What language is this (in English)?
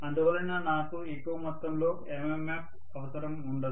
Telugu